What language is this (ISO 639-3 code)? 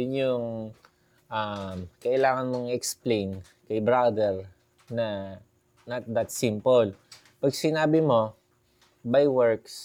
fil